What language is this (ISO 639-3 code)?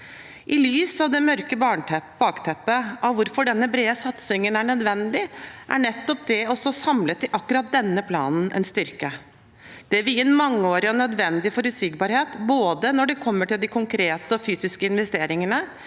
nor